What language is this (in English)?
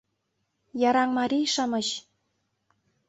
Mari